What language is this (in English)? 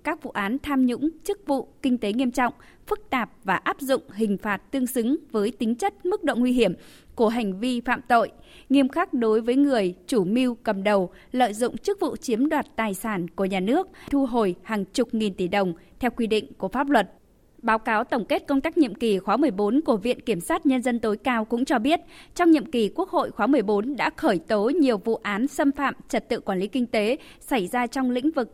Vietnamese